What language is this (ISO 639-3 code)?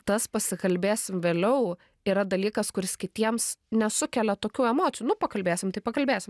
lit